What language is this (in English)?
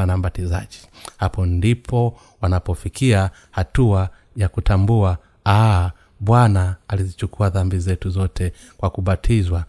Swahili